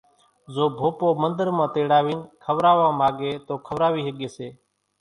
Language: Kachi Koli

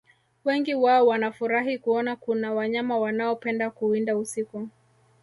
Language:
Swahili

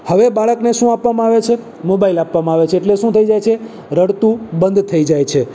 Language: Gujarati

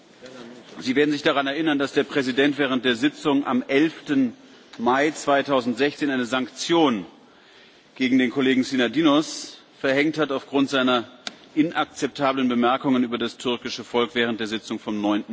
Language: German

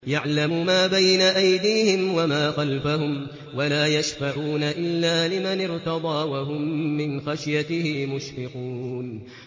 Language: Arabic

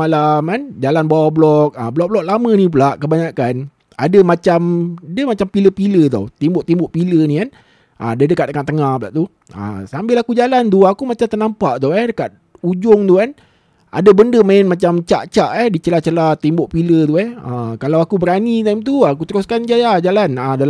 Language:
Malay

